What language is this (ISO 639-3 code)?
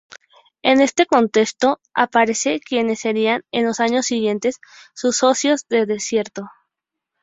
spa